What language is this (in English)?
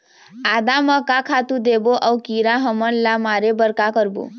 Chhattisgarhi